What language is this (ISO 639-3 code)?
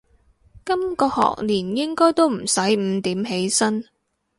yue